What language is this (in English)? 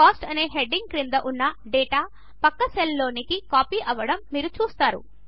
Telugu